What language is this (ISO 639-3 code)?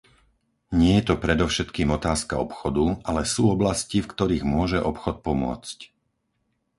slk